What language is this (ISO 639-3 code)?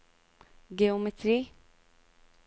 nor